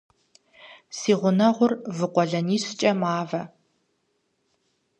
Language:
Kabardian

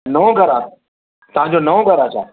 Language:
Sindhi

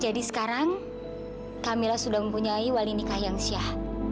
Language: Indonesian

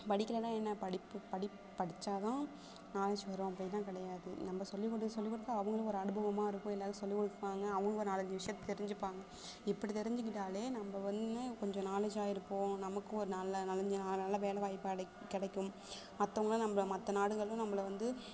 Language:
Tamil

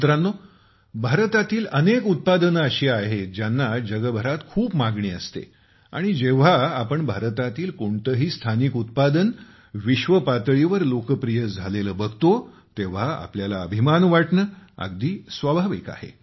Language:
Marathi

